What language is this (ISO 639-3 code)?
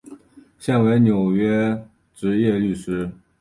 zho